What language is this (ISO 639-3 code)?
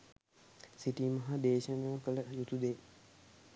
sin